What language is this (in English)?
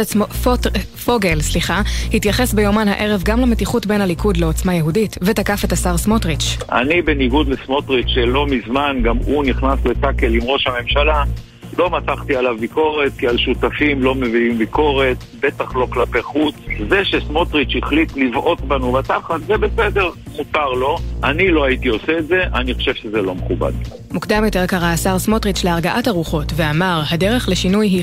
Hebrew